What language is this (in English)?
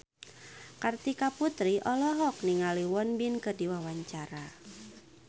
Sundanese